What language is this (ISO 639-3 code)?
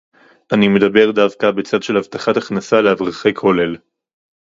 heb